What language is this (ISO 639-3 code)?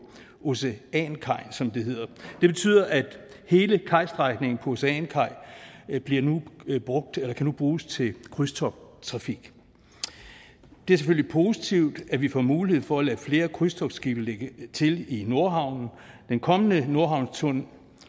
dan